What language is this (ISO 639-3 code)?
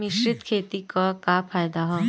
bho